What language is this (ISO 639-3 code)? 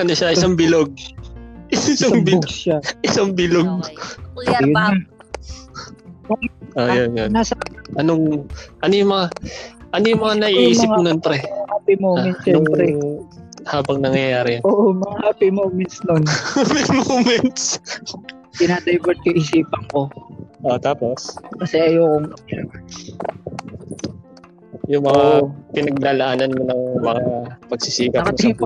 fil